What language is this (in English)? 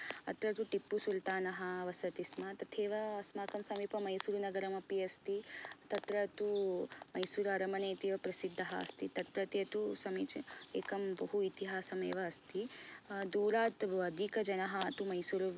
Sanskrit